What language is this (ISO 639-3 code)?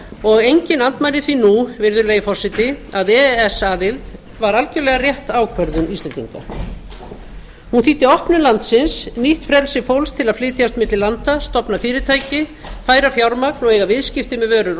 isl